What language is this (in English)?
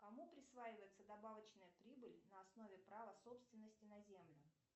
Russian